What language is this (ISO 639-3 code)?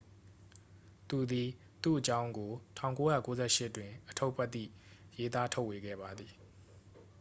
mya